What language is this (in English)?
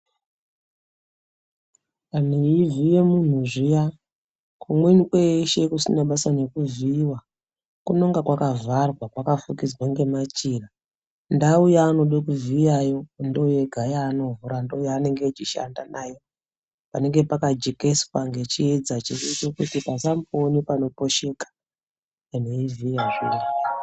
Ndau